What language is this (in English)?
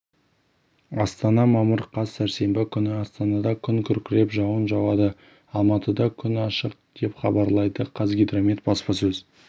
Kazakh